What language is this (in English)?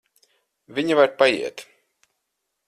Latvian